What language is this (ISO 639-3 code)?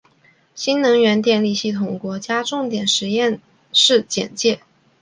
zho